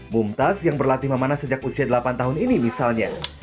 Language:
Indonesian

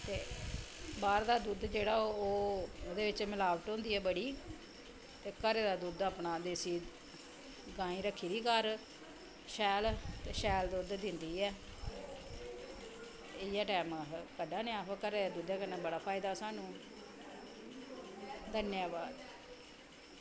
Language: Dogri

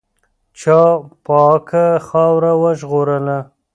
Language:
Pashto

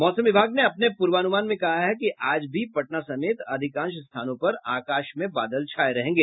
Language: Hindi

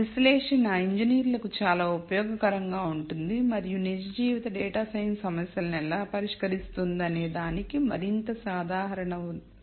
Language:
Telugu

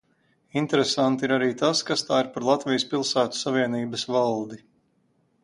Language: Latvian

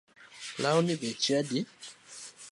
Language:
Luo (Kenya and Tanzania)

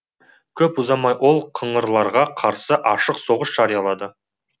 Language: Kazakh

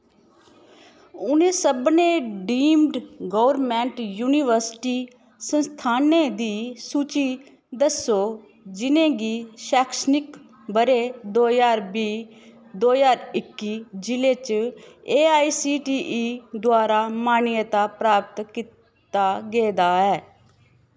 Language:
Dogri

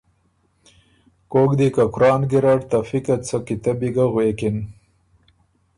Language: Ormuri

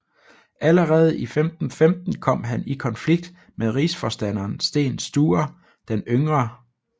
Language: Danish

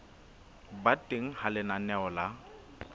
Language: Southern Sotho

